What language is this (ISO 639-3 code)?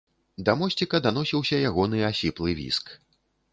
bel